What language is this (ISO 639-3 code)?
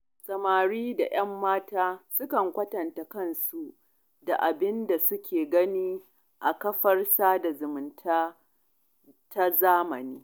hau